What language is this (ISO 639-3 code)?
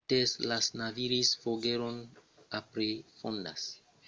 oci